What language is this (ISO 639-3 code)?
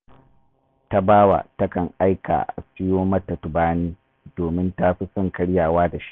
hau